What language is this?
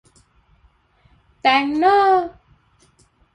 Thai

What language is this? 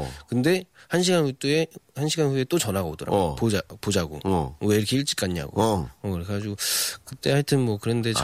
Korean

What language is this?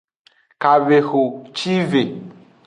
Aja (Benin)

